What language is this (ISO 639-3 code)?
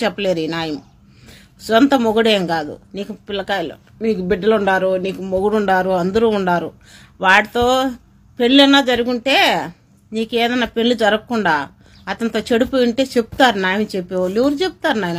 ron